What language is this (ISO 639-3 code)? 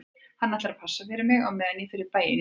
isl